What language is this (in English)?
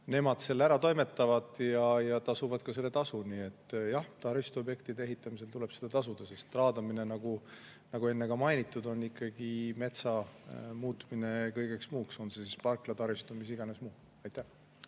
Estonian